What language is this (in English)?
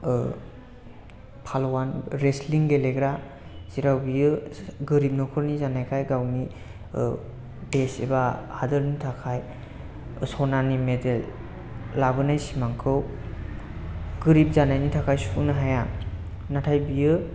Bodo